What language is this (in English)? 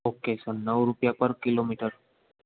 Gujarati